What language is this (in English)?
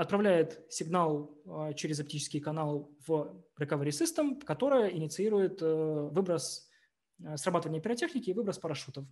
Russian